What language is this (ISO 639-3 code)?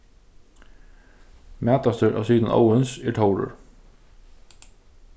fao